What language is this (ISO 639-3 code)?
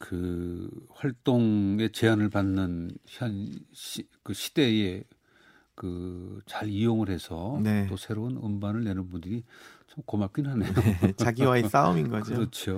kor